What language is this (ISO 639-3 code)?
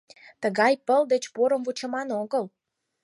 chm